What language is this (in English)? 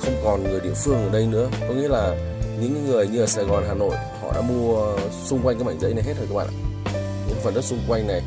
Vietnamese